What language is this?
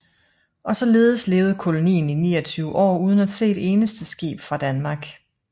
Danish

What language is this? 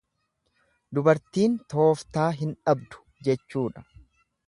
Oromo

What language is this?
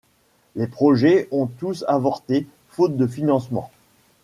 French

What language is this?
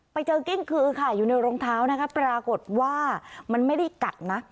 Thai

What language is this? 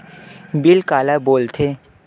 Chhattisgarhi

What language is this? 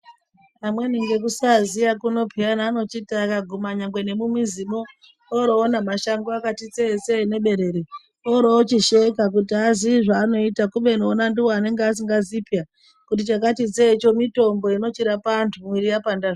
Ndau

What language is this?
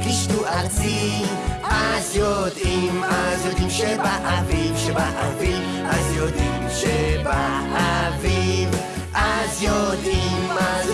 Hebrew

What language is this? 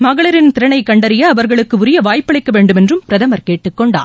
Tamil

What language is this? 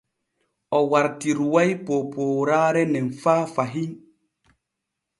Borgu Fulfulde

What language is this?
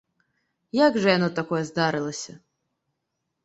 Belarusian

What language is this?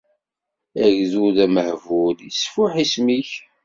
Kabyle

